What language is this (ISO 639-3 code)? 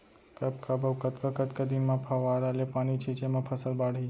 hne